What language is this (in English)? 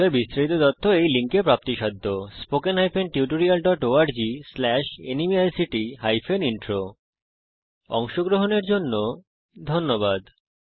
Bangla